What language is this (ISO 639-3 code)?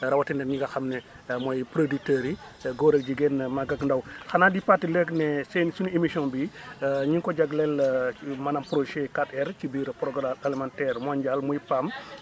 wol